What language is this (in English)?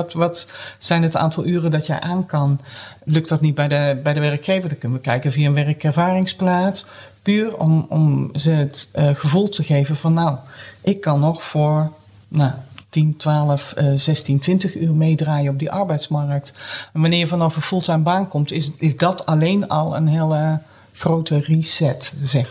Dutch